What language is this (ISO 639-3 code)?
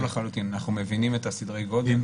heb